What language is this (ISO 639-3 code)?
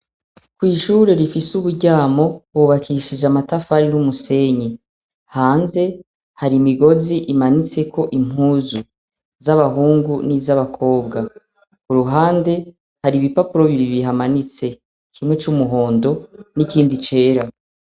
run